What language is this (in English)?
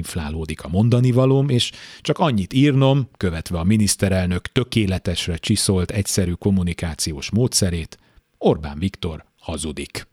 Hungarian